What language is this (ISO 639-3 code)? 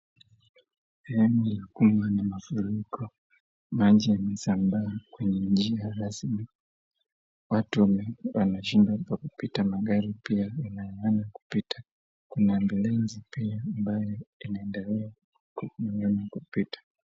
swa